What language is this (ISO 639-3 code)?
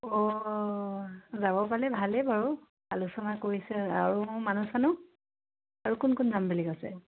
asm